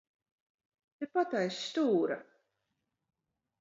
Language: Latvian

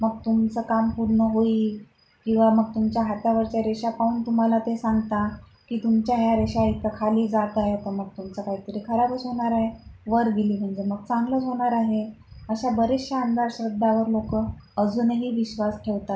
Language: Marathi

